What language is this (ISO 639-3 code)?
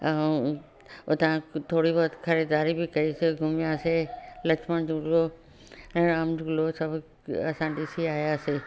snd